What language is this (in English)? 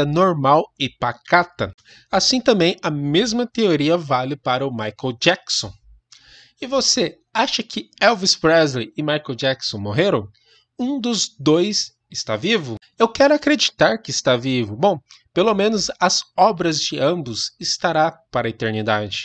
Portuguese